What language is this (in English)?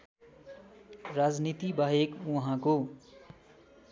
Nepali